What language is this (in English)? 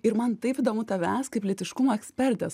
Lithuanian